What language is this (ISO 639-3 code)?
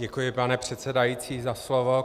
ces